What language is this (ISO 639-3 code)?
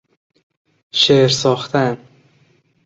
fas